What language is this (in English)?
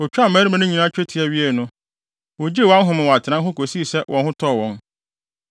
Akan